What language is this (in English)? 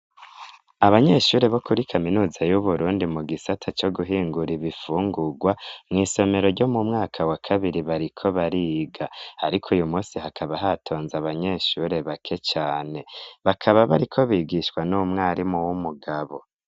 Rundi